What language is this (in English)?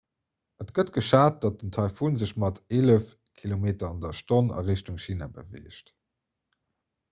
Luxembourgish